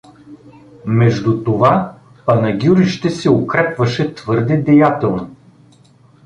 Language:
Bulgarian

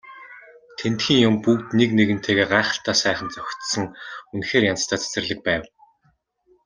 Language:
Mongolian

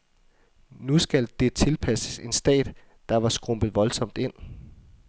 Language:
Danish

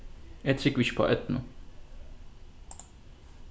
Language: Faroese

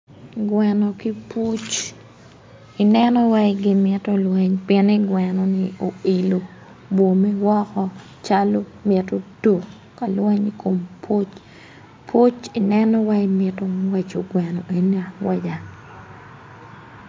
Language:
Acoli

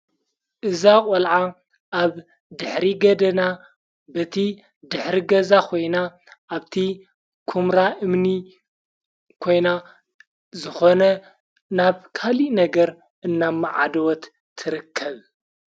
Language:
Tigrinya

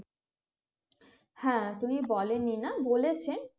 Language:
Bangla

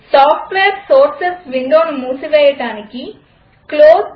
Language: Telugu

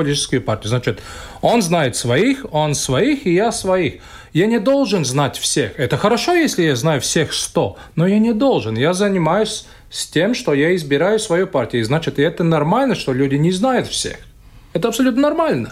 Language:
Russian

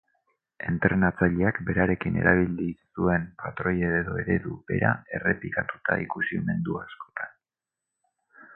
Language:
Basque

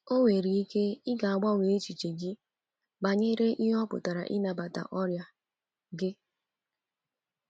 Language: Igbo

